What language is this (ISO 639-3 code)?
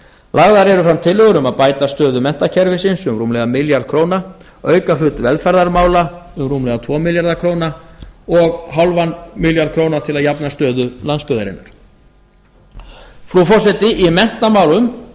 isl